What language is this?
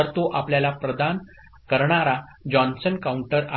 Marathi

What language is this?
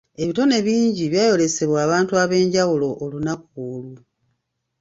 Ganda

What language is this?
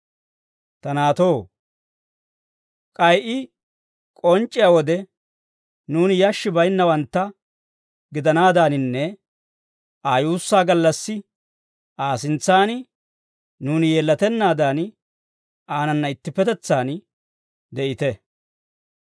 Dawro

